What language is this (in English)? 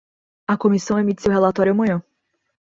Portuguese